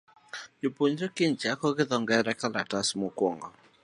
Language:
Luo (Kenya and Tanzania)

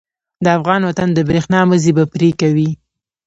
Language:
Pashto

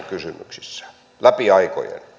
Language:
Finnish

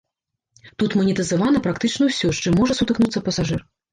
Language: Belarusian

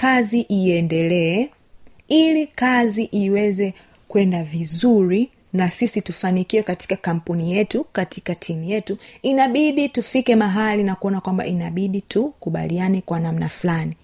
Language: Swahili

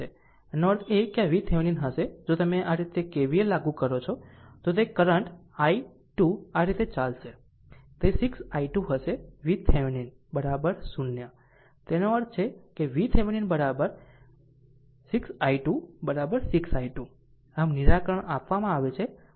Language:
Gujarati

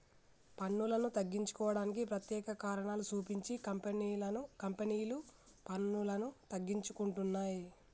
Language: Telugu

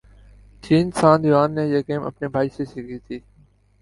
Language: Urdu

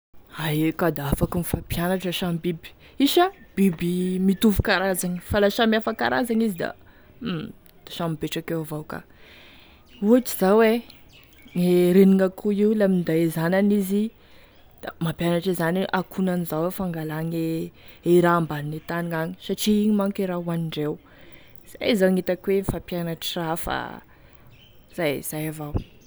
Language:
Tesaka Malagasy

